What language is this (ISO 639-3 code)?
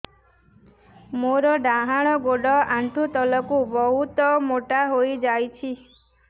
ori